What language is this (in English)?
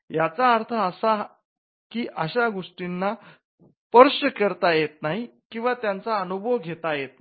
Marathi